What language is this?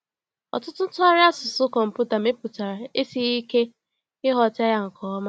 Igbo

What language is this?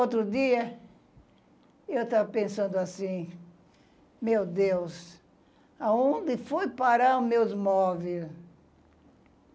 Portuguese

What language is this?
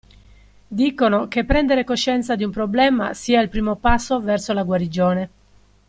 Italian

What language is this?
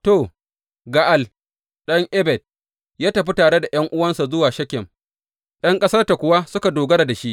Hausa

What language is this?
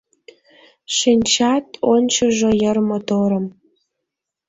Mari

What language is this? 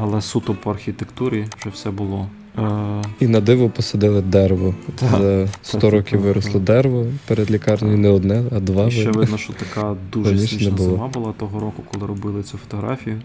Ukrainian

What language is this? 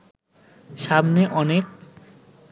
Bangla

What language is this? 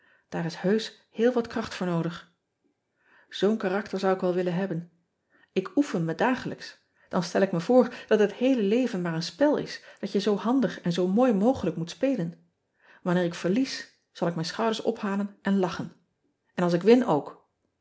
Dutch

